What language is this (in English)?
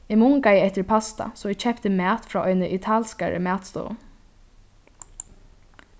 Faroese